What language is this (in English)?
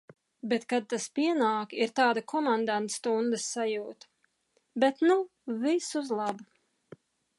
Latvian